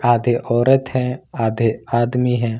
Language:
Hindi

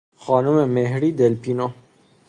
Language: Persian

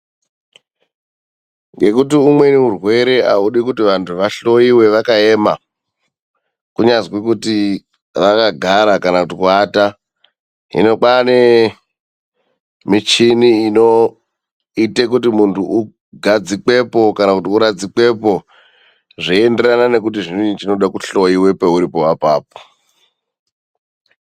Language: Ndau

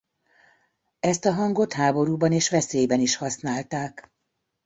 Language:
Hungarian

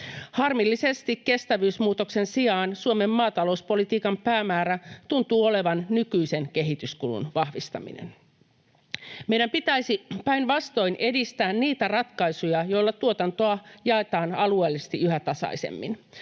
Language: Finnish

